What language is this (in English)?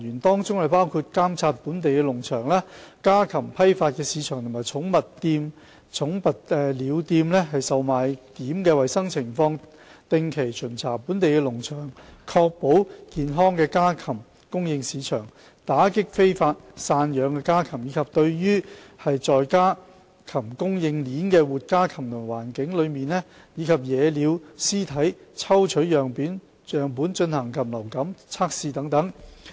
Cantonese